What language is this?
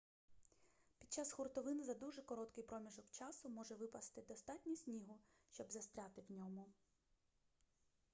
Ukrainian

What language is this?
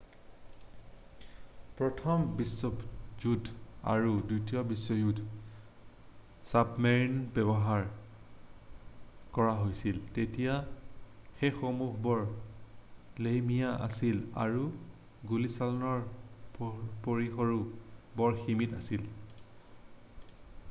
Assamese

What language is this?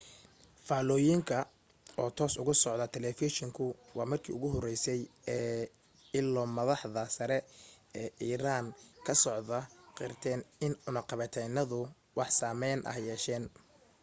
Somali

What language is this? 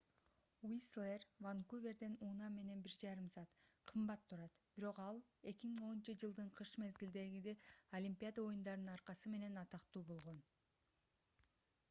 Kyrgyz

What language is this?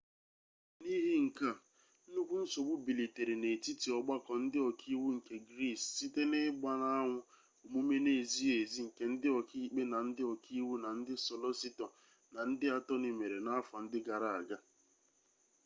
Igbo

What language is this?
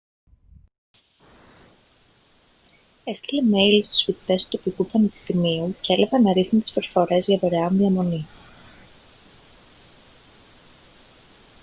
Greek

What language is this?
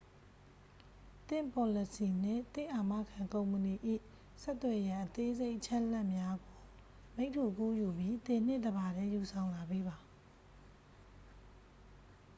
Burmese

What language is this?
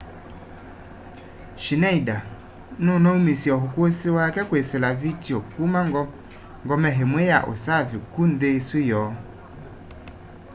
Kamba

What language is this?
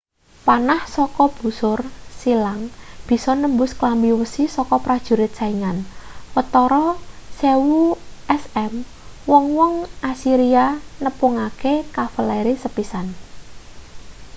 Javanese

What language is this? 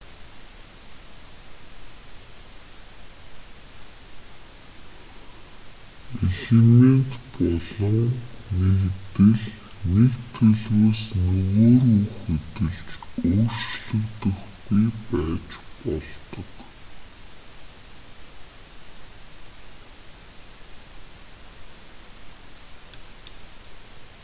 Mongolian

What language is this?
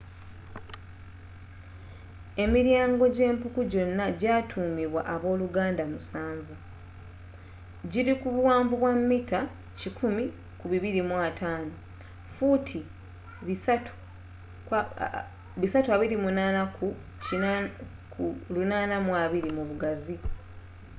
Ganda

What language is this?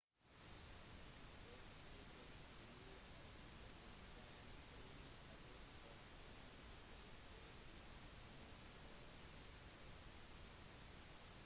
Norwegian Bokmål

